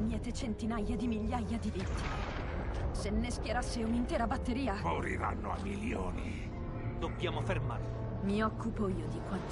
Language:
Italian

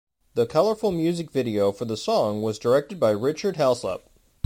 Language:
English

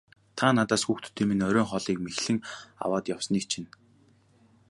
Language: Mongolian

